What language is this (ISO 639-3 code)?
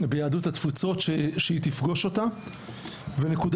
heb